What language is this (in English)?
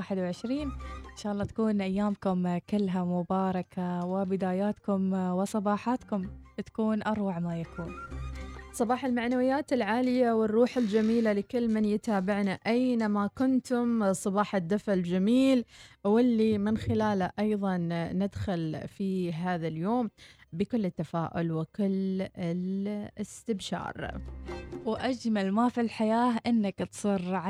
Arabic